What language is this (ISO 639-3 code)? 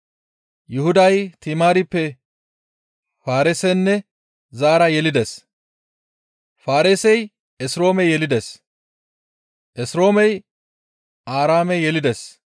gmv